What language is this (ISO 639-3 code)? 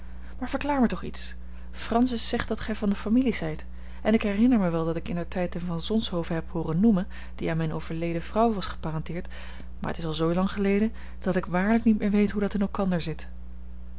nld